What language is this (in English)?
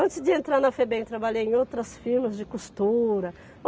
Portuguese